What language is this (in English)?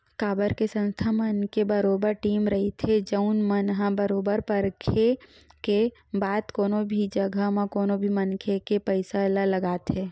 Chhattisgarhi